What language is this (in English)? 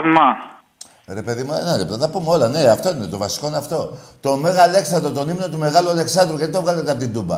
Greek